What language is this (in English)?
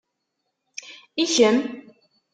Kabyle